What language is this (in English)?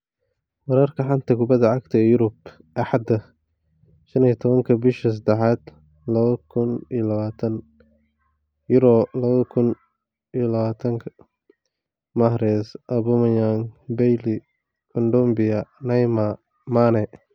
Somali